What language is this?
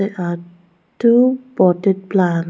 English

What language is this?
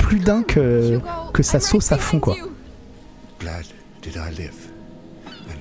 French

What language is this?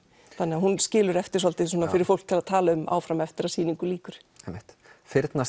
Icelandic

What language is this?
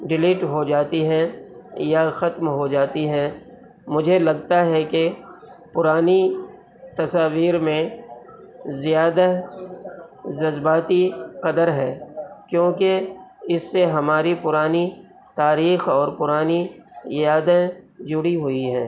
Urdu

